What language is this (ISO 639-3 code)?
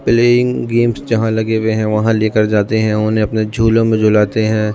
urd